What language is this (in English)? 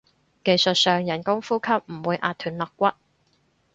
Cantonese